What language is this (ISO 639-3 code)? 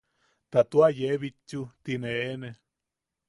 yaq